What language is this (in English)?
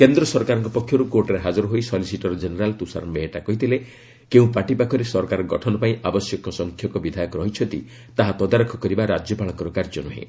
Odia